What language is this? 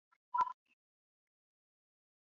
Chinese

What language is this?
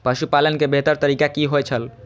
Maithili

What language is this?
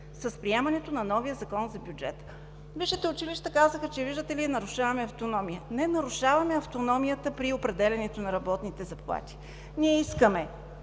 Bulgarian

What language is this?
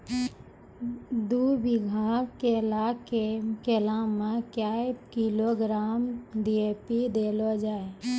Maithili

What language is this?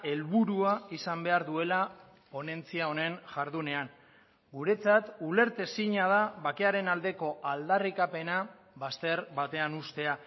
Basque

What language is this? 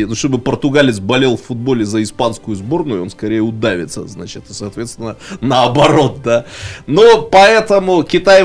Russian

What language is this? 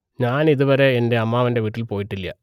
Malayalam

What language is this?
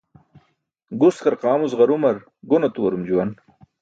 Burushaski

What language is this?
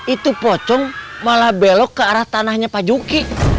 Indonesian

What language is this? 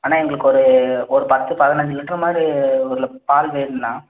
Tamil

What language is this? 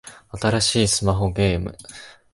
Japanese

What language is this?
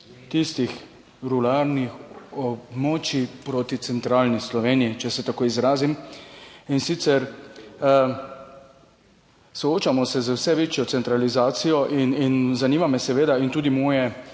Slovenian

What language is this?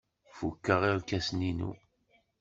Kabyle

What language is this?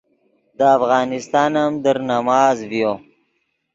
Yidgha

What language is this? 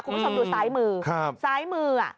Thai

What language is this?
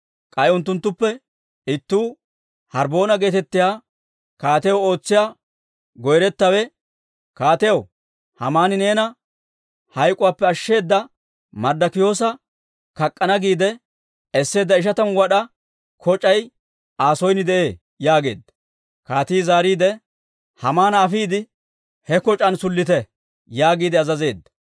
Dawro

